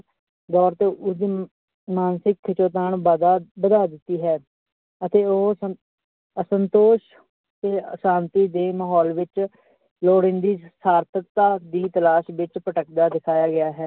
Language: Punjabi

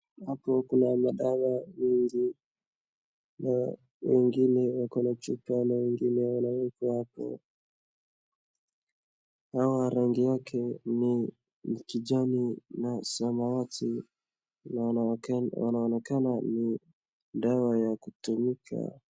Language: Swahili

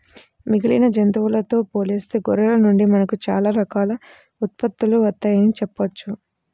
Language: Telugu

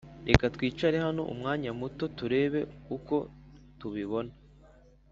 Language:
Kinyarwanda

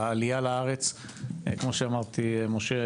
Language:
Hebrew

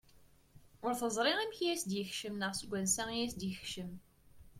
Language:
Kabyle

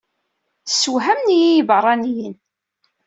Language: Kabyle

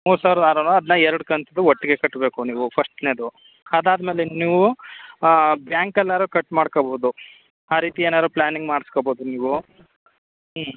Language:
Kannada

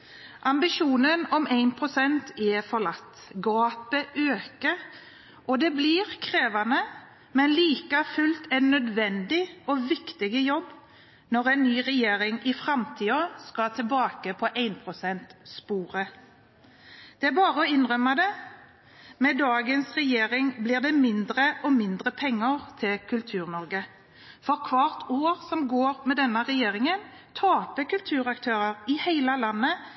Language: Norwegian Bokmål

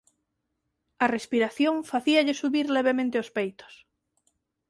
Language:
Galician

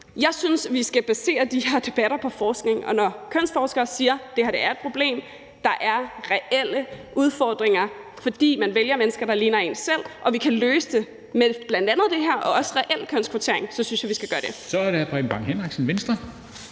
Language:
Danish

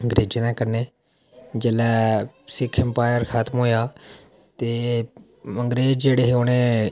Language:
Dogri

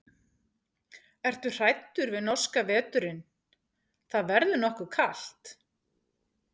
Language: Icelandic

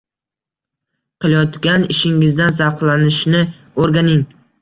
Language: Uzbek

